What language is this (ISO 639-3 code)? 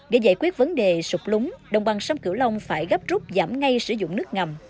vie